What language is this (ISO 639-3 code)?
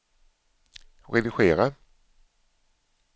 swe